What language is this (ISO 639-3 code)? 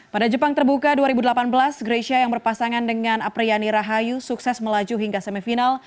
ind